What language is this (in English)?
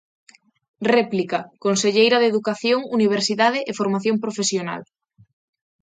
Galician